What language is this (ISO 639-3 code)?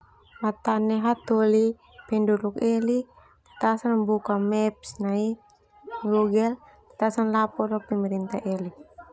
twu